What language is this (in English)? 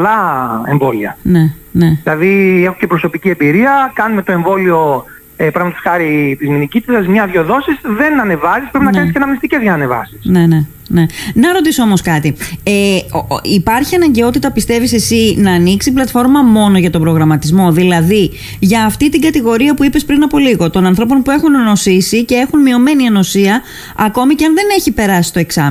Greek